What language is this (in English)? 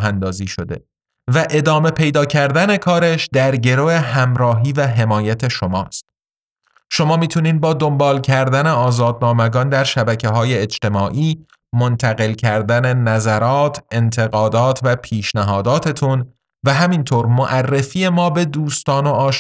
Persian